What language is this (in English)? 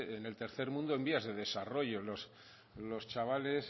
Spanish